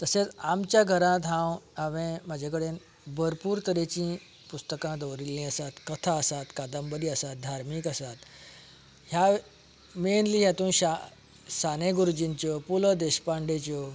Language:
Konkani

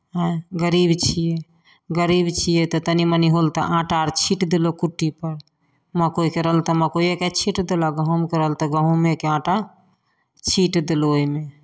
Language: Maithili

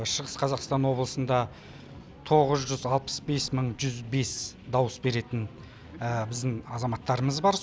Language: Kazakh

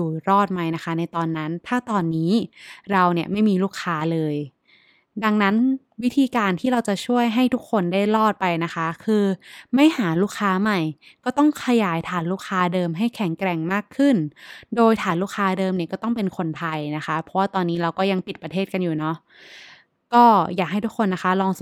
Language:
Thai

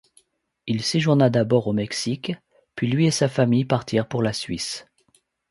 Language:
French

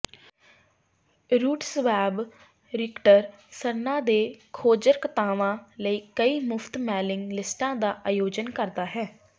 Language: Punjabi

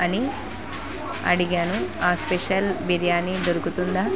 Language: Telugu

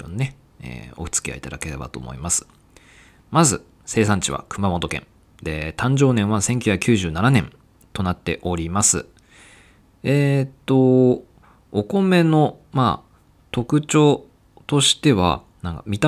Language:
Japanese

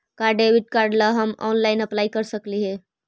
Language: Magahi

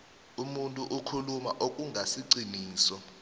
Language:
South Ndebele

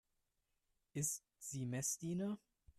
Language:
German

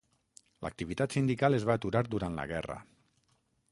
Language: Catalan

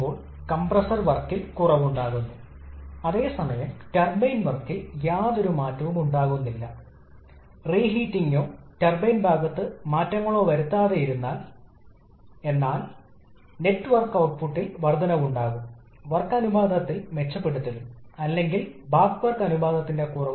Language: Malayalam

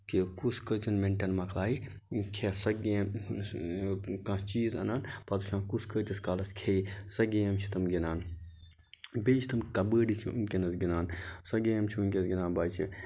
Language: Kashmiri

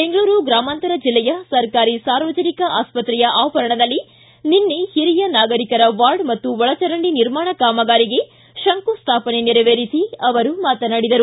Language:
Kannada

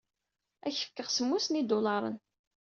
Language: Kabyle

